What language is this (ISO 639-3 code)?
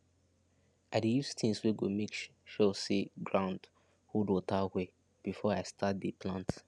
pcm